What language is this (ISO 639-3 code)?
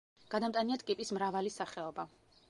kat